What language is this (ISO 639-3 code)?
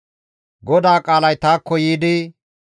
gmv